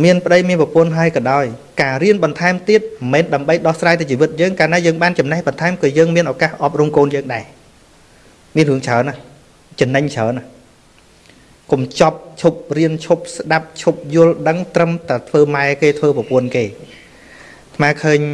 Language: Vietnamese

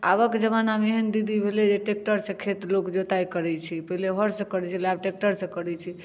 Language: Maithili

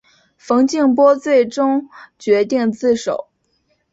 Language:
Chinese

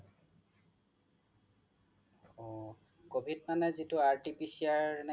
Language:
Assamese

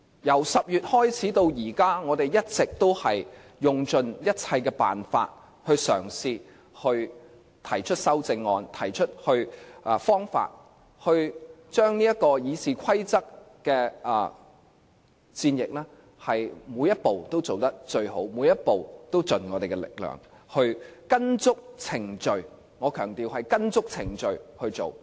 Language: Cantonese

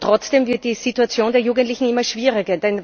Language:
German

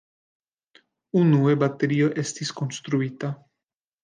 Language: Esperanto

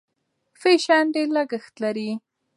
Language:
Pashto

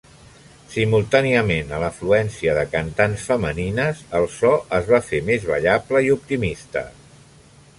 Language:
Catalan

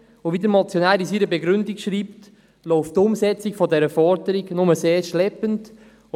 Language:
Swiss German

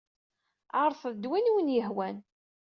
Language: Kabyle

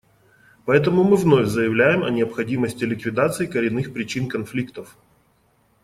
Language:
Russian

